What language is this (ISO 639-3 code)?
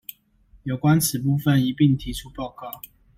zho